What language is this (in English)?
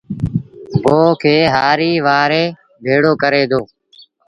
Sindhi Bhil